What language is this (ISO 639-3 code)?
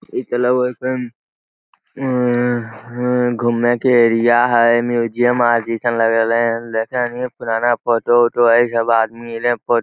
mag